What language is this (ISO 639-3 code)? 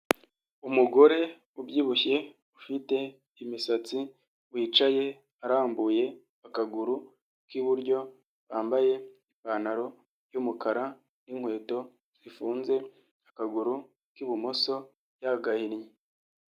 kin